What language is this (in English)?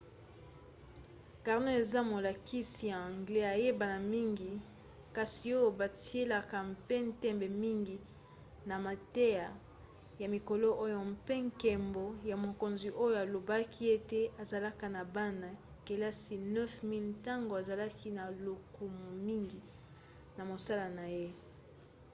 Lingala